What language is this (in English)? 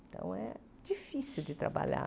Portuguese